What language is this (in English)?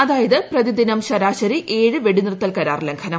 Malayalam